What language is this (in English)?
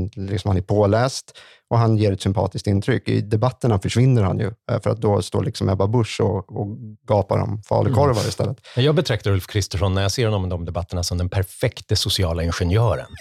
Swedish